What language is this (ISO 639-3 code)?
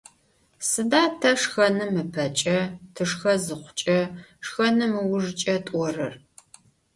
ady